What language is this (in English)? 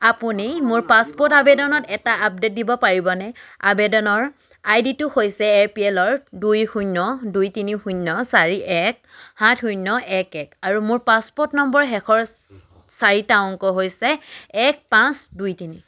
Assamese